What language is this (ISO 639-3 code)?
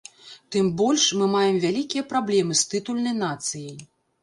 bel